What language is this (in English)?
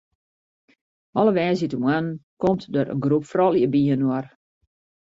Western Frisian